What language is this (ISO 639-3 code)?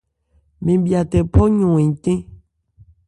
ebr